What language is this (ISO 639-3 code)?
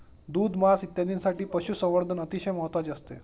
mar